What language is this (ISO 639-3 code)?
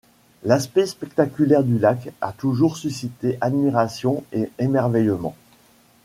fra